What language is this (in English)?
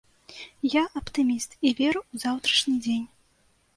Belarusian